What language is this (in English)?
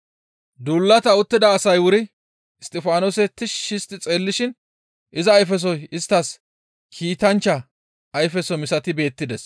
Gamo